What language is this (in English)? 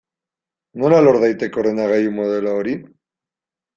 Basque